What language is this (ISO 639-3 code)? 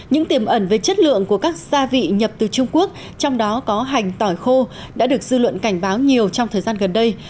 vie